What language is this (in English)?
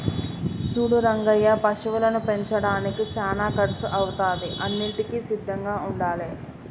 Telugu